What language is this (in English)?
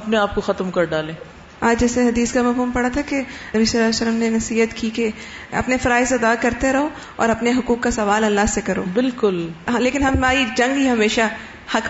Urdu